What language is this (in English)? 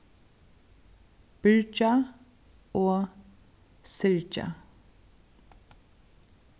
Faroese